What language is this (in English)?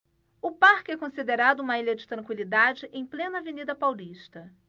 Portuguese